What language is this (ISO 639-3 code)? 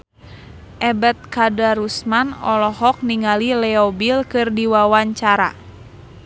sun